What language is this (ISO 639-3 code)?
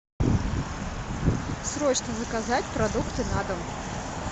rus